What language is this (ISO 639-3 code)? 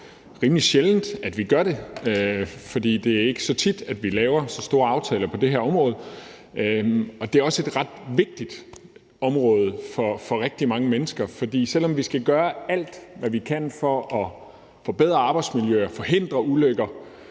dan